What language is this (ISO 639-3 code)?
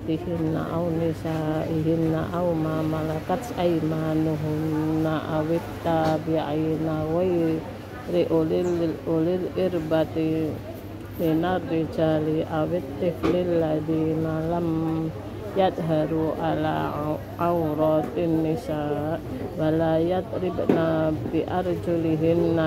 ind